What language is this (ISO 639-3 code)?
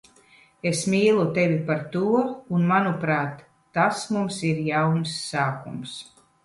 lav